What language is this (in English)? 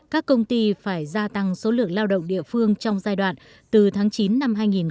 Vietnamese